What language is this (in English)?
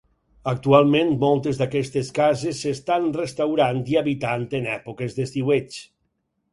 Catalan